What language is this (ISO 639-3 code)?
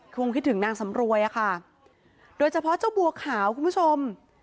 tha